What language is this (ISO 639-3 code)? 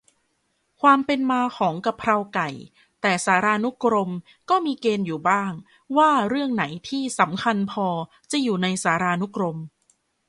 tha